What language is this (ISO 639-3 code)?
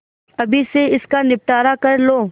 hin